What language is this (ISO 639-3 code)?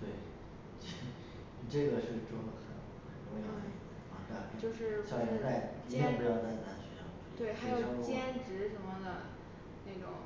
zho